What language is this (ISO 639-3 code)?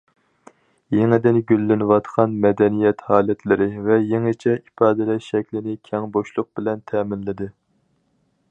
uig